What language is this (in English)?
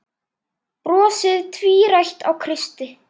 Icelandic